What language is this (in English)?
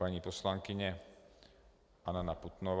Czech